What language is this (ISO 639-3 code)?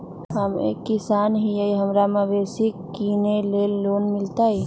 mag